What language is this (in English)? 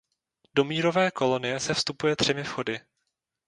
Czech